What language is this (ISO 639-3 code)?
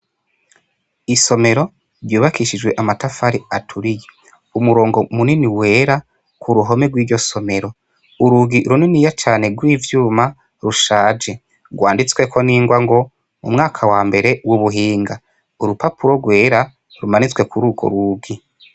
run